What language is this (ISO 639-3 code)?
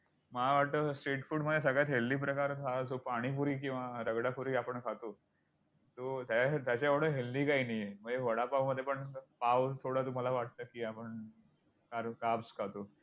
mar